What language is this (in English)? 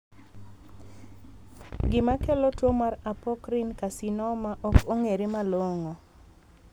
Luo (Kenya and Tanzania)